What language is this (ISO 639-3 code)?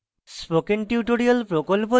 ben